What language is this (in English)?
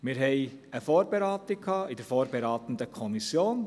Swiss German